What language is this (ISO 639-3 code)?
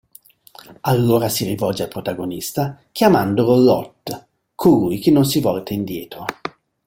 ita